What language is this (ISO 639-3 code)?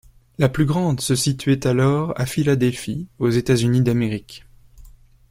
fra